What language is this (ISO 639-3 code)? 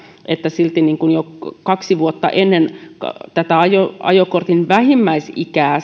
fin